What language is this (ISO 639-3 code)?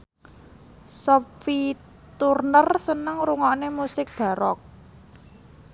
jav